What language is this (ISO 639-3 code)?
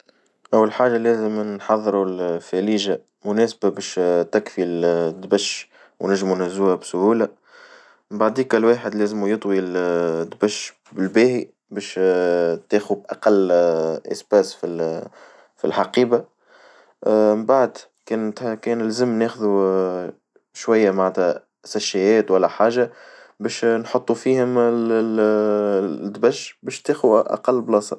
aeb